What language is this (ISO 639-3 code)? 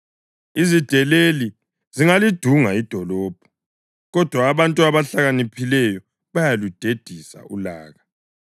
nde